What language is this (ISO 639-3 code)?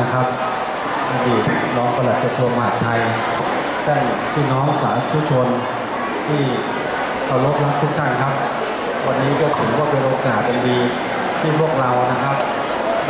tha